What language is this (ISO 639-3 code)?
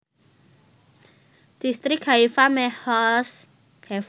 jav